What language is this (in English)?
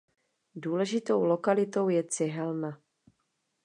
Czech